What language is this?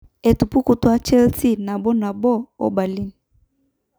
Masai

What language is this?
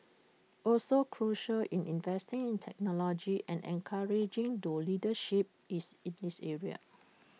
English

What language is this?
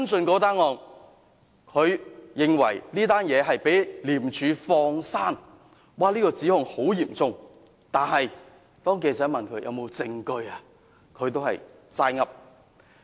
Cantonese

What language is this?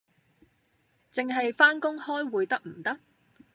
Cantonese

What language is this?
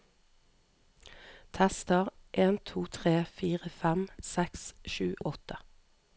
Norwegian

